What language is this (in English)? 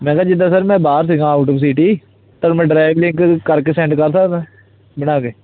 Punjabi